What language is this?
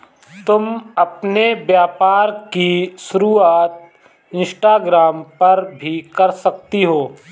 Hindi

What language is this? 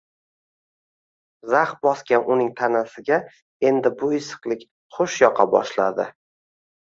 Uzbek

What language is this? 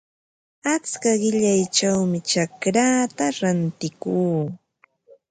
Ambo-Pasco Quechua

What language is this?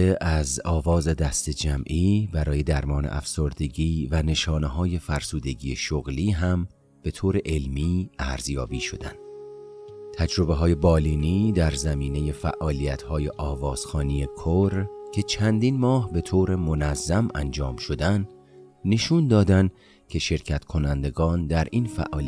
Persian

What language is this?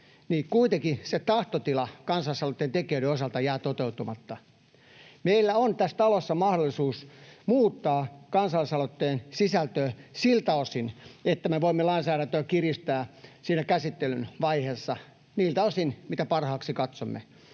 Finnish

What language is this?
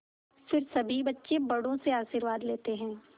Hindi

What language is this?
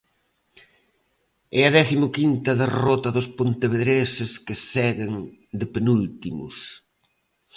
Galician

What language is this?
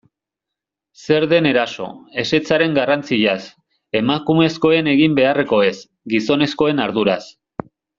Basque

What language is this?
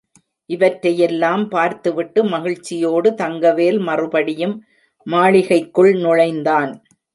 Tamil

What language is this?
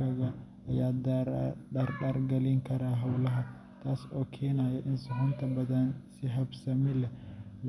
Somali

